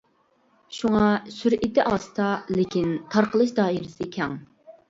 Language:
Uyghur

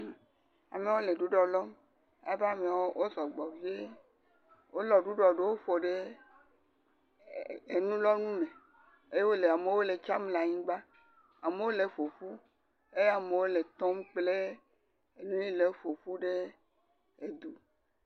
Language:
Ewe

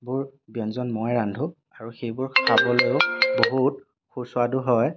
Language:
Assamese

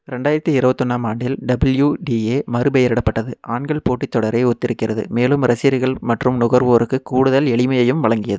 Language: Tamil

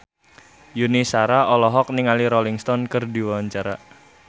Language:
Sundanese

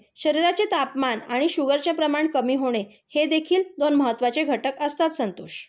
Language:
Marathi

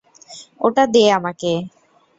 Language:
Bangla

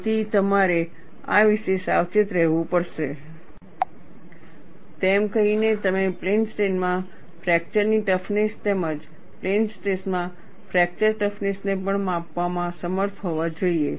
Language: Gujarati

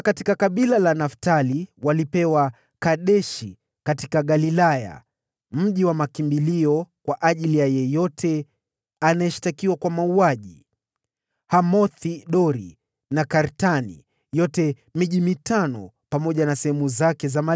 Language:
Swahili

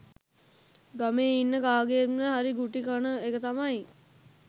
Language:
Sinhala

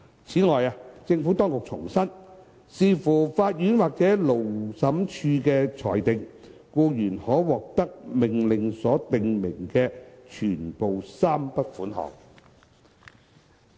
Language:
Cantonese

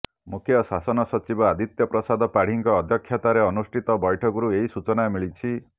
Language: Odia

